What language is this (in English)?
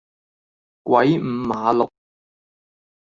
Cantonese